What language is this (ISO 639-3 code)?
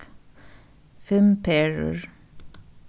fao